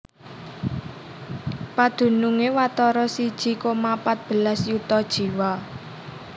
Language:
Javanese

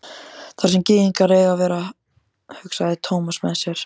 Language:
Icelandic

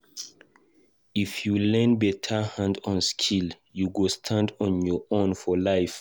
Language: Nigerian Pidgin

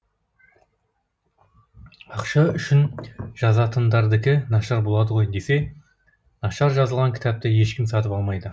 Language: Kazakh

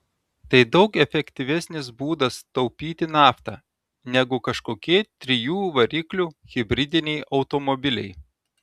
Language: Lithuanian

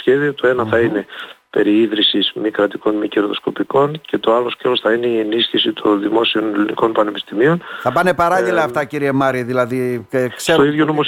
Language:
Greek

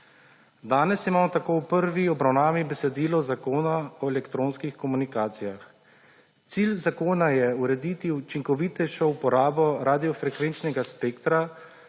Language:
Slovenian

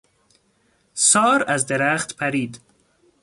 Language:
Persian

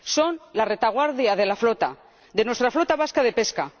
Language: Spanish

